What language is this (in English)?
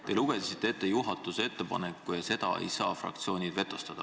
Estonian